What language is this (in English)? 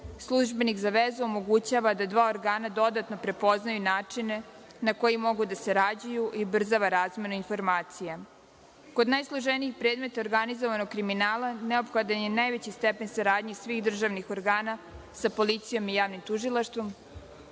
Serbian